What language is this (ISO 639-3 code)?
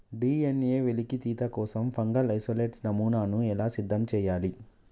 tel